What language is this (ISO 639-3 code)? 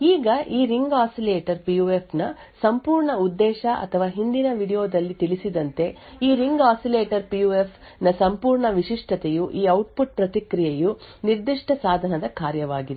kan